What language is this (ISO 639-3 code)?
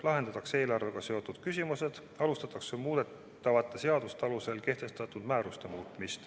est